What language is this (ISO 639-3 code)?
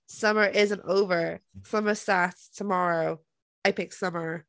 eng